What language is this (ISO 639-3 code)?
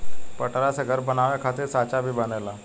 bho